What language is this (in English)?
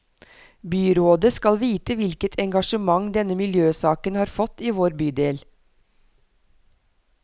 Norwegian